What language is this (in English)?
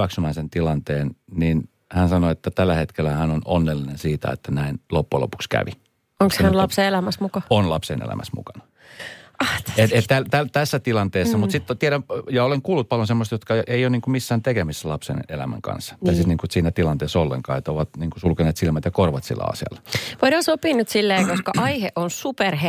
Finnish